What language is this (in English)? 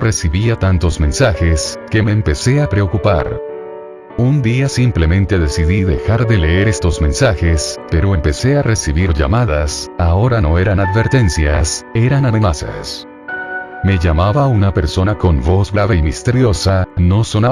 Spanish